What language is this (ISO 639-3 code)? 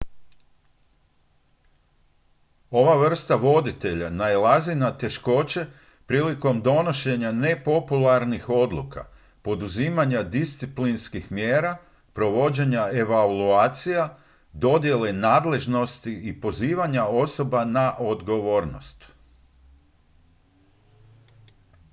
hrv